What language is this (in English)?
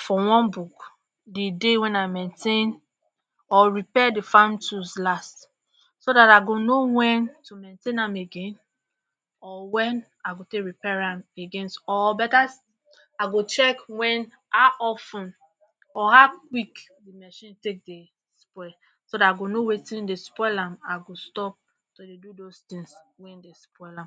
Nigerian Pidgin